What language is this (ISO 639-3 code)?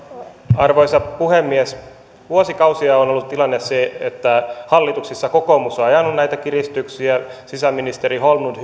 fin